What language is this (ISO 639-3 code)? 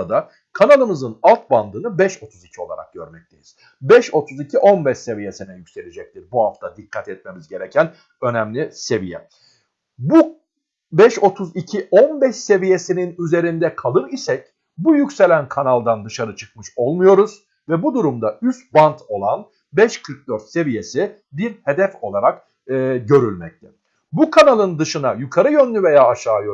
tur